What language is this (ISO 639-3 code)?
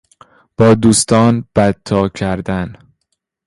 fas